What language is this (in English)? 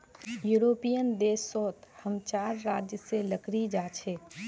Magahi